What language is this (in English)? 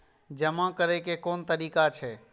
Maithili